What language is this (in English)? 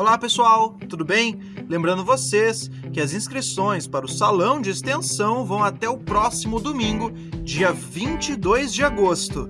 Portuguese